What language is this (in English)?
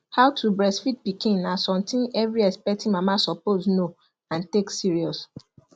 Nigerian Pidgin